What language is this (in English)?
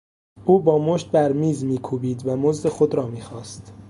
Persian